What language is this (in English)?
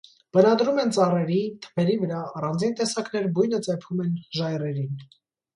Armenian